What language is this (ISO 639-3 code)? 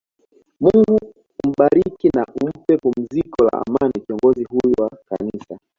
swa